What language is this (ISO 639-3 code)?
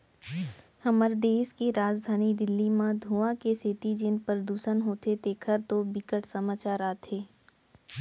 hne